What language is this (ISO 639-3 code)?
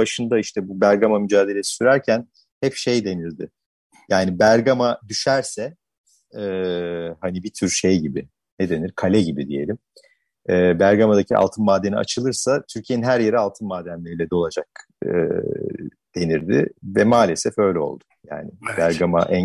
tur